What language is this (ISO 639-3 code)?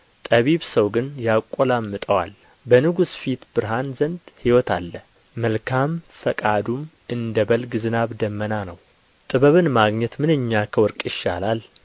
amh